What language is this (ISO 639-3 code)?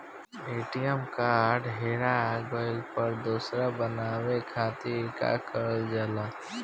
bho